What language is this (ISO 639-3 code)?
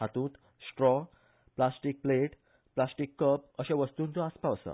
kok